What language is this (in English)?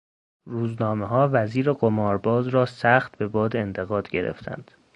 Persian